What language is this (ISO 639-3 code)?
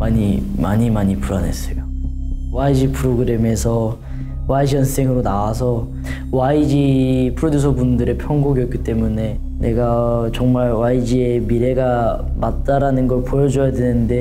kor